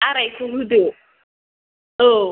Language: Bodo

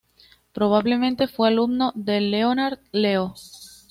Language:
Spanish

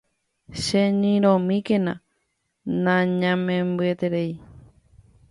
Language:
Guarani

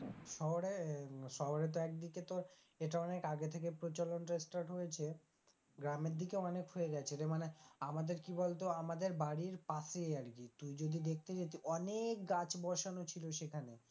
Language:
Bangla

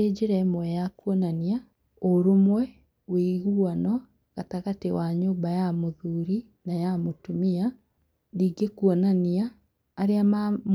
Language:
Kikuyu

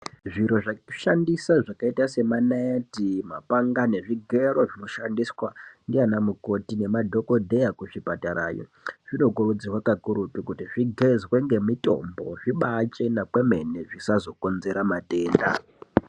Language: Ndau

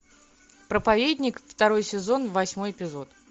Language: Russian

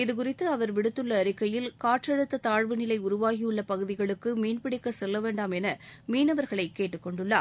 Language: Tamil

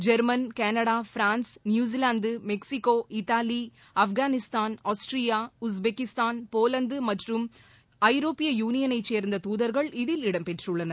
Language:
Tamil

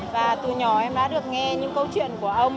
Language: Vietnamese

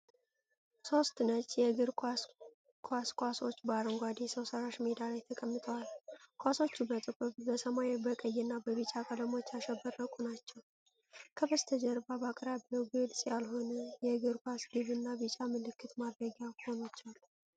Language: Amharic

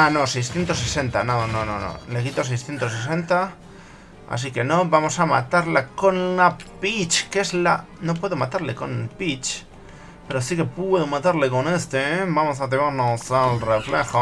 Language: Spanish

